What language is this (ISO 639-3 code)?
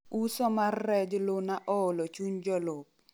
luo